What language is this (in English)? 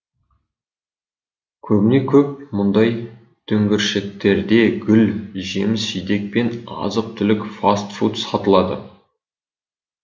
Kazakh